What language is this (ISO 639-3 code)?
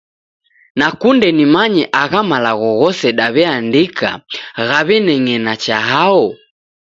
dav